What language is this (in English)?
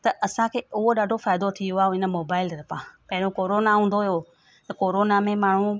Sindhi